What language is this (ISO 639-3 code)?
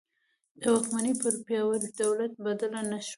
pus